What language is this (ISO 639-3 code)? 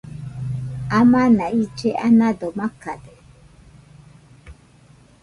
hux